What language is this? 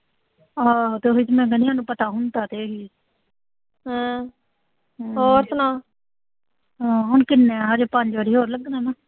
Punjabi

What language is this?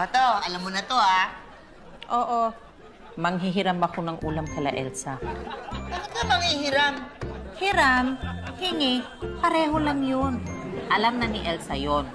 Filipino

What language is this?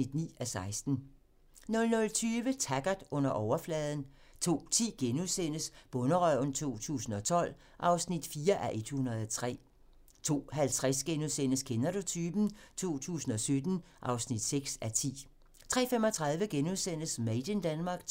Danish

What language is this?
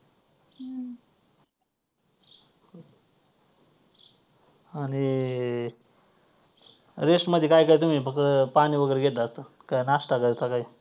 Marathi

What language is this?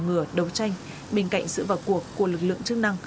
Vietnamese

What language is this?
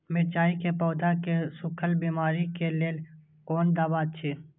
Maithili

